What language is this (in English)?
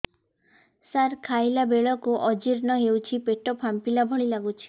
Odia